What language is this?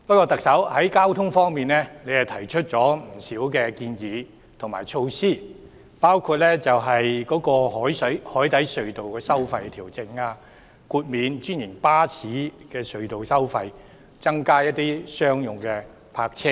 Cantonese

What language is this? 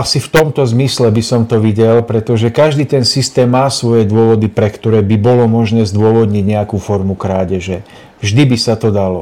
Czech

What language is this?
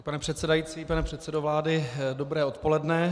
Czech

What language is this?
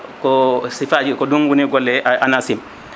Fula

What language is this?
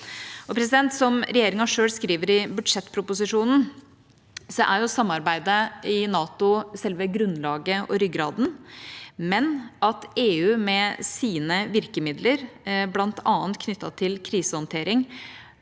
Norwegian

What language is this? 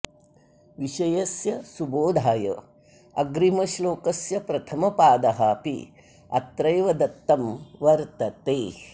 Sanskrit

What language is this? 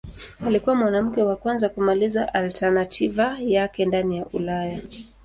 Swahili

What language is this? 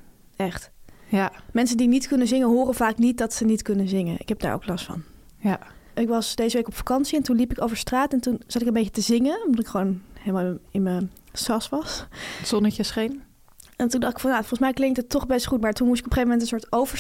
Dutch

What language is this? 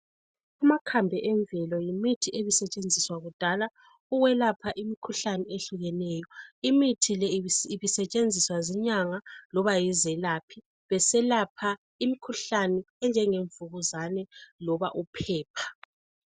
North Ndebele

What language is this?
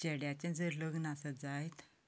Konkani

